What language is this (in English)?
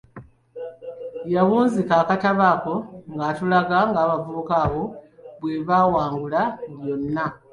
Ganda